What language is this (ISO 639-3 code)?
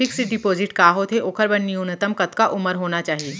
hne